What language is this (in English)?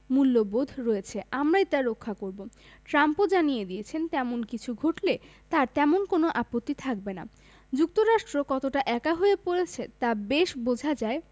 Bangla